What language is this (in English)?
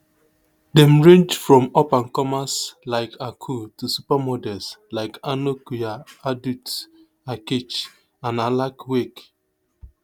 Nigerian Pidgin